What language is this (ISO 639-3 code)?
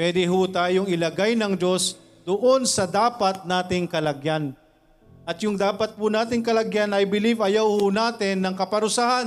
fil